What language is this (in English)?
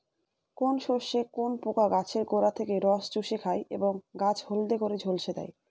Bangla